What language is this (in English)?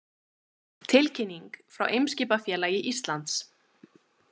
Icelandic